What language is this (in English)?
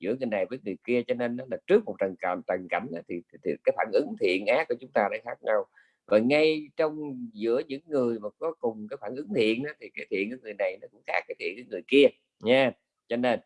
Vietnamese